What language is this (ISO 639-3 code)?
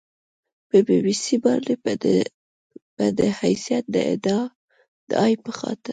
pus